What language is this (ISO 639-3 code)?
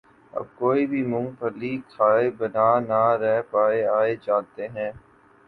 urd